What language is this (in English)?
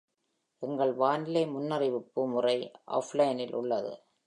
Tamil